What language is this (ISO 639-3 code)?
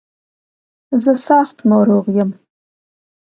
pus